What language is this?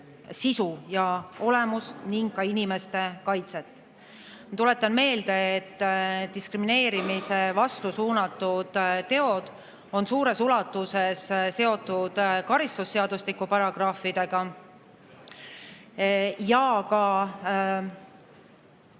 Estonian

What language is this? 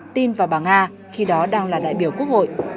Vietnamese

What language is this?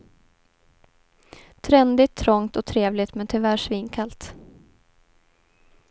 Swedish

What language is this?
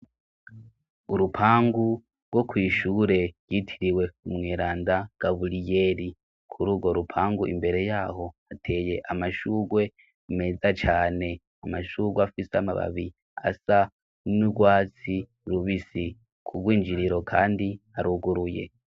Rundi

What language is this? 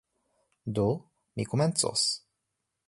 Esperanto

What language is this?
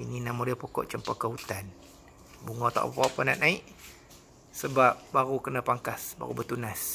Malay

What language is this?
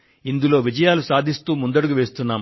Telugu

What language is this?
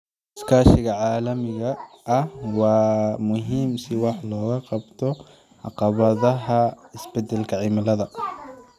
Somali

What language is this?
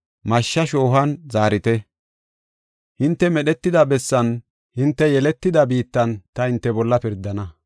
Gofa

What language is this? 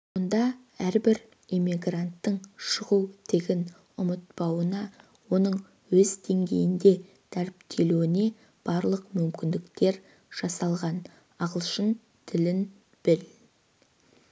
Kazakh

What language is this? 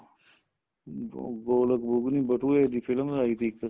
Punjabi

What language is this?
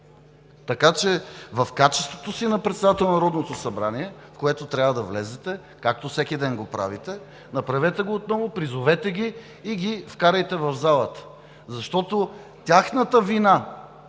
Bulgarian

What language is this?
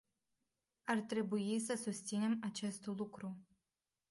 Romanian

